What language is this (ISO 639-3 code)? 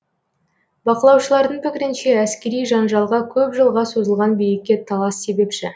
kaz